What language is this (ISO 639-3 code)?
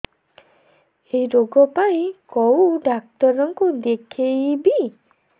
ori